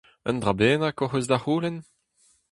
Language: Breton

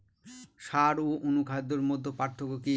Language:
Bangla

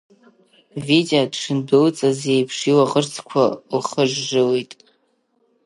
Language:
Abkhazian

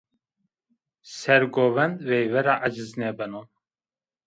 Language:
Zaza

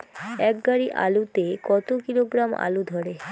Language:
Bangla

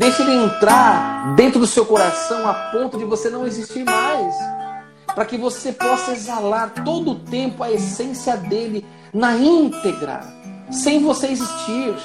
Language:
Portuguese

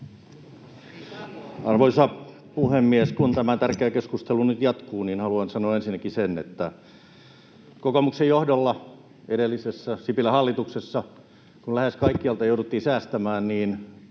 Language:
Finnish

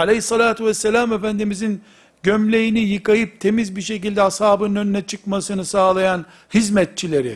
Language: Turkish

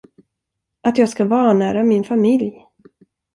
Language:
Swedish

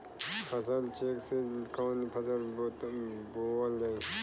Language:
Bhojpuri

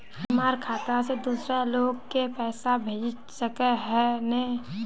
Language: Magahi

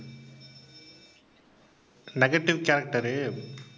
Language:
Tamil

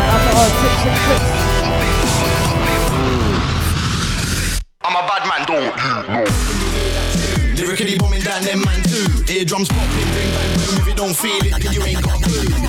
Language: English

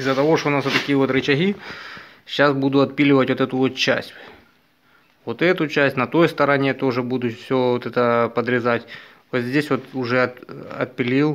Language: Russian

